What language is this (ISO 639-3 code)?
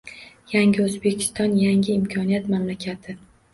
uzb